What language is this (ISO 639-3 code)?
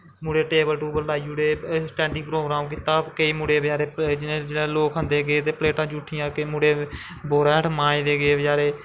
doi